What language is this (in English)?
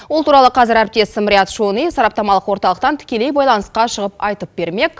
Kazakh